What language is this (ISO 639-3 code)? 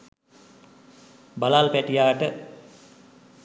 sin